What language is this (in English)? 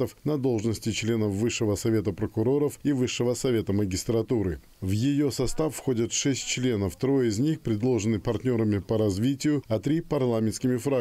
Russian